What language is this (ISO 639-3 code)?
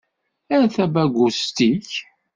kab